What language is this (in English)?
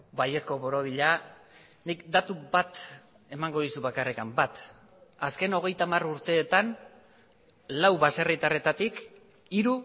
Basque